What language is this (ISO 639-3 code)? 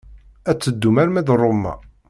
kab